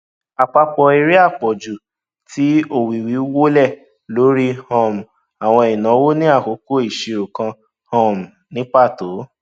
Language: Yoruba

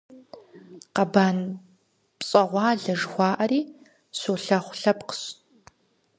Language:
Kabardian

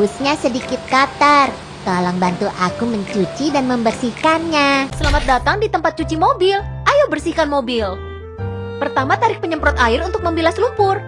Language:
Indonesian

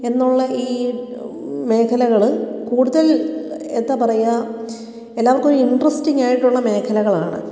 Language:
Malayalam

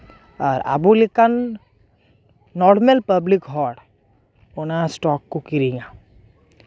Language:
Santali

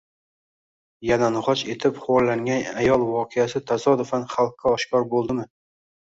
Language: Uzbek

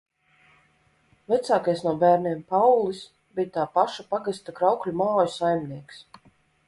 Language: Latvian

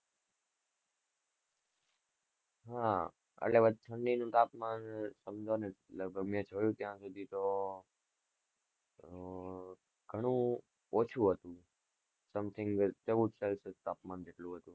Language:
Gujarati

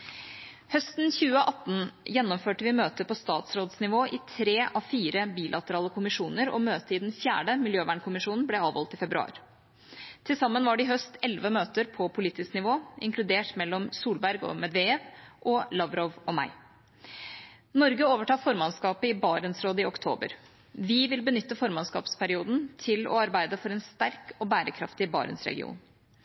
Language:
Norwegian Bokmål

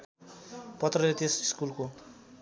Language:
Nepali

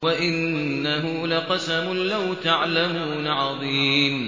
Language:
Arabic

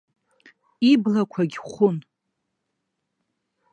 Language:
Abkhazian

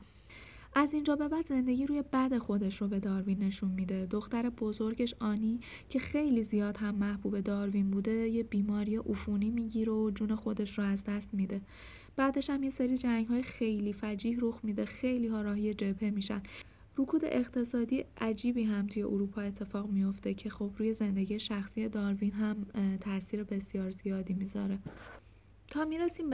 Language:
Persian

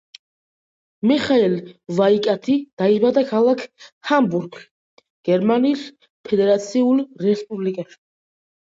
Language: Georgian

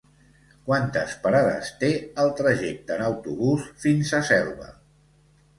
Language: Catalan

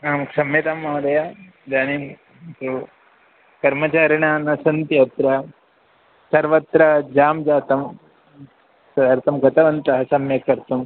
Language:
Sanskrit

